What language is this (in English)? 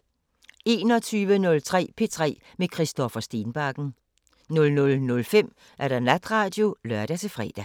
Danish